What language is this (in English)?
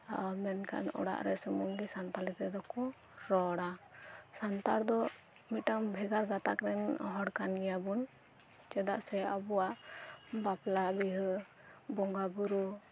Santali